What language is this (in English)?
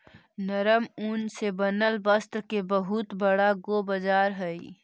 Magahi